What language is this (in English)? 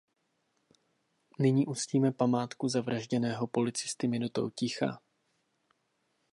Czech